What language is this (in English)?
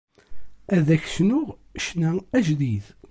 Kabyle